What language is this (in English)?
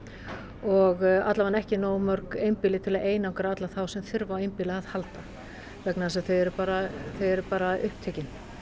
Icelandic